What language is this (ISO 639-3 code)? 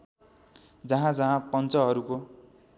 nep